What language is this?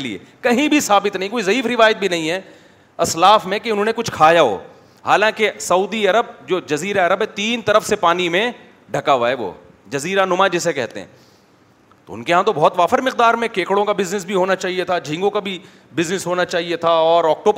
Urdu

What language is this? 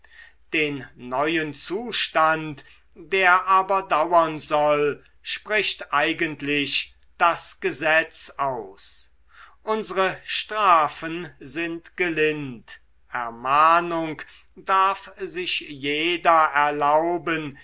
German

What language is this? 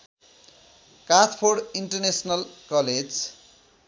Nepali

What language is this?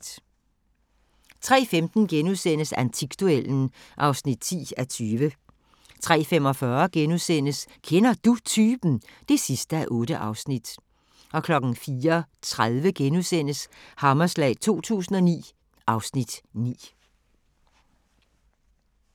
Danish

